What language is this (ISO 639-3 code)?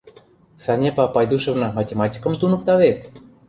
chm